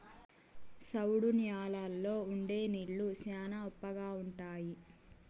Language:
Telugu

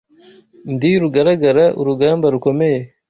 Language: Kinyarwanda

